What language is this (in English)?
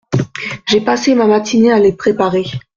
French